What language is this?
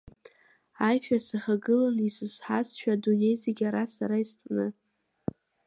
Abkhazian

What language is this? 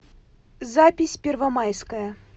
Russian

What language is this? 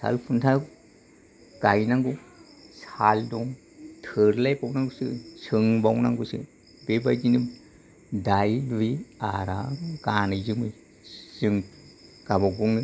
Bodo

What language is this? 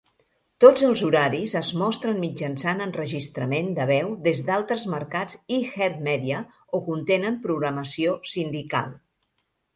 Catalan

